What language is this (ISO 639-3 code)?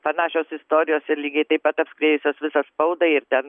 lit